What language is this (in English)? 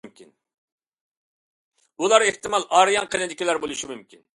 Uyghur